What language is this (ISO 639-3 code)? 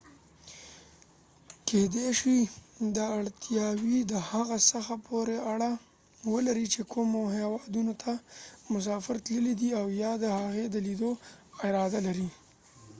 pus